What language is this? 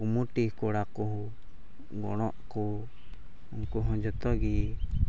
Santali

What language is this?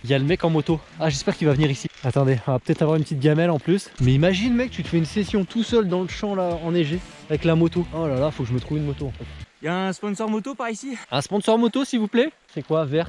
French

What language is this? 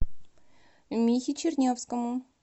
Russian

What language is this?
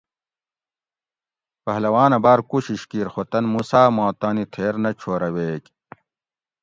Gawri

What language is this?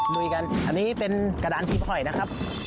Thai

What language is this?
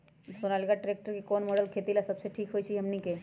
Magahi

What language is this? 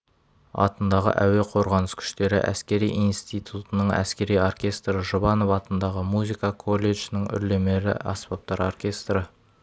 Kazakh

